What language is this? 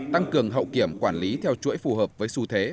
Vietnamese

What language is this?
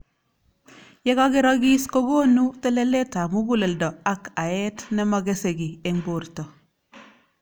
Kalenjin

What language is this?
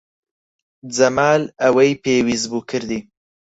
Central Kurdish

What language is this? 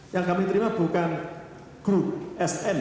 Indonesian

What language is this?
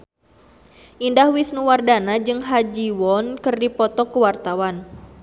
Sundanese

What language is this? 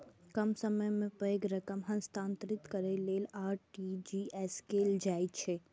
Maithili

